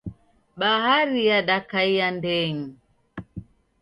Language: Taita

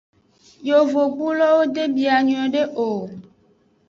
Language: Aja (Benin)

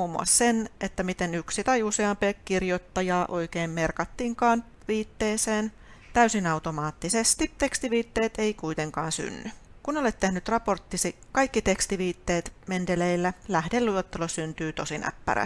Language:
Finnish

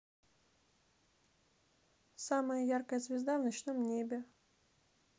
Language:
Russian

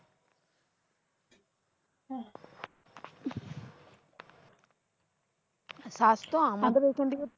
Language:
Bangla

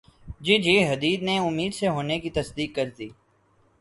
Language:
Urdu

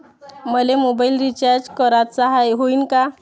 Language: Marathi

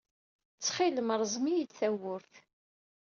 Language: Kabyle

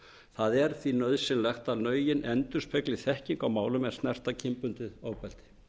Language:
Icelandic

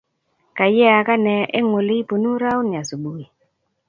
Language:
Kalenjin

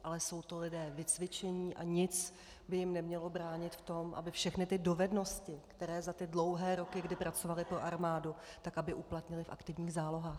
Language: Czech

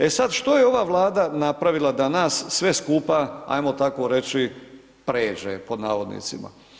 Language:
Croatian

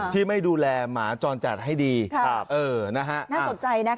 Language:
Thai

